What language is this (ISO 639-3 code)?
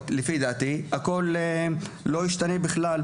heb